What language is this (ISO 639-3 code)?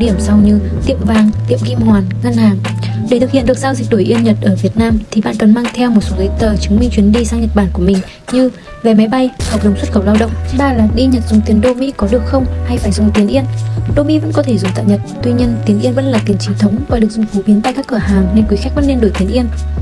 vie